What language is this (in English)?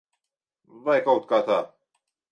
Latvian